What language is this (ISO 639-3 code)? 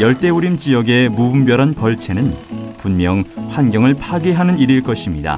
kor